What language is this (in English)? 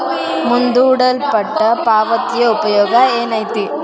Kannada